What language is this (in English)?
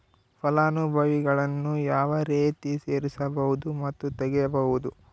Kannada